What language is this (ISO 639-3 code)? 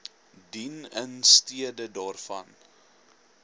afr